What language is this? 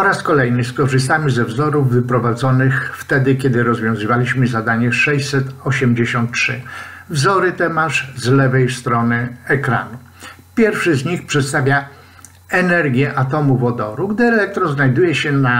Polish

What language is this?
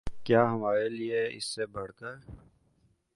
Urdu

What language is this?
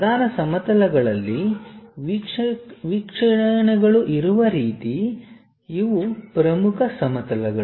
Kannada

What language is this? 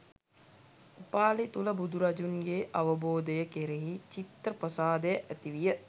Sinhala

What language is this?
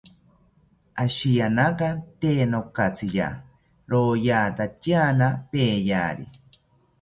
South Ucayali Ashéninka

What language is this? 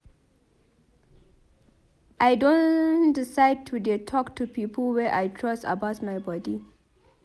Nigerian Pidgin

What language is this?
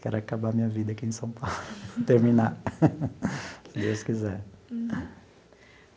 Portuguese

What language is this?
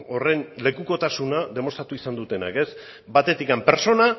Basque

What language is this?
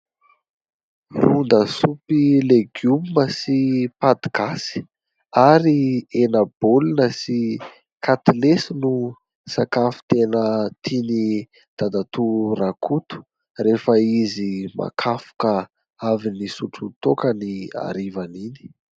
Malagasy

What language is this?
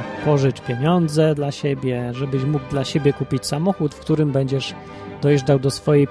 Polish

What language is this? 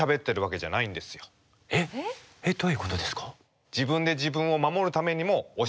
Japanese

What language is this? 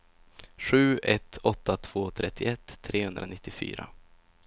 Swedish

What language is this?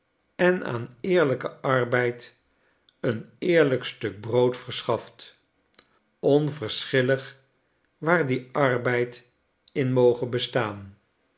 Dutch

